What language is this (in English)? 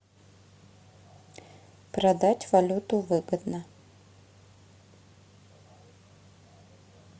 Russian